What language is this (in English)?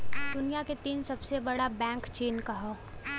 Bhojpuri